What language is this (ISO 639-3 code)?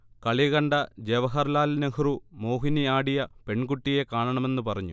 mal